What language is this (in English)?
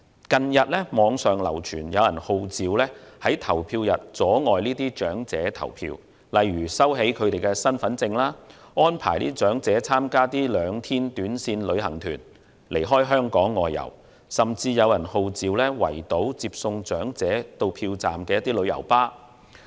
Cantonese